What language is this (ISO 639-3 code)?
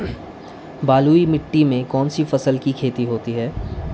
hin